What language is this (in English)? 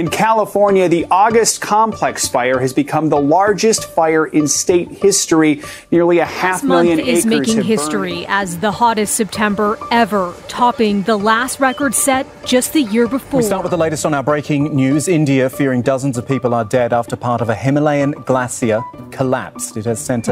Hebrew